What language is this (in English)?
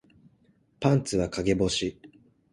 Japanese